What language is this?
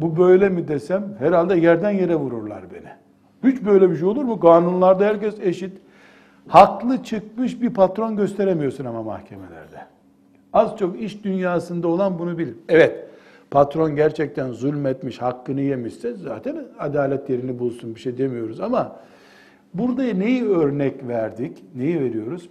Turkish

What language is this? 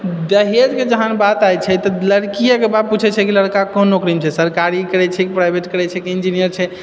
Maithili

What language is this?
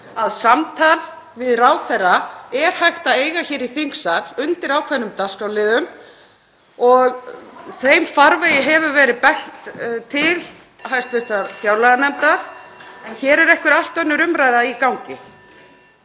Icelandic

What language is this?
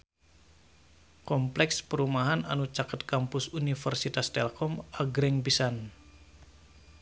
Sundanese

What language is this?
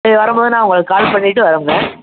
Tamil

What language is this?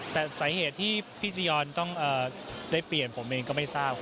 Thai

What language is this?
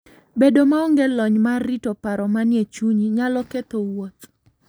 Luo (Kenya and Tanzania)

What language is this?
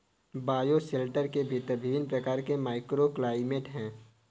Hindi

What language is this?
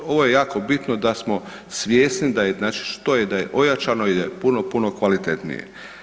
Croatian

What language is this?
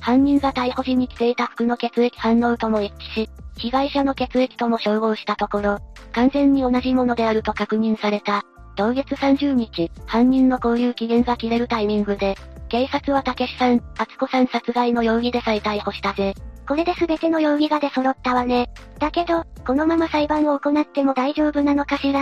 Japanese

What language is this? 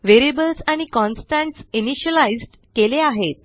Marathi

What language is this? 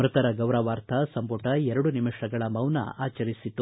Kannada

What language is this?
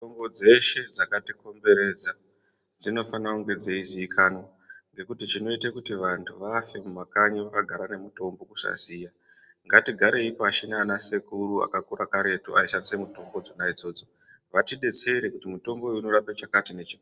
Ndau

